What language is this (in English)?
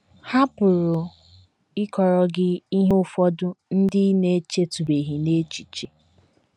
Igbo